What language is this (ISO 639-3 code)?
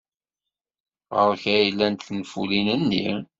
kab